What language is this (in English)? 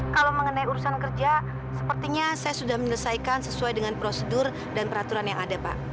Indonesian